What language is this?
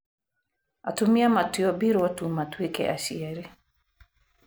Kikuyu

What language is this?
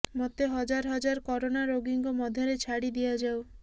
Odia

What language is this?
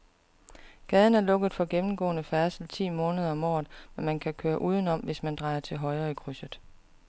Danish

